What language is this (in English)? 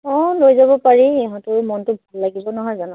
Assamese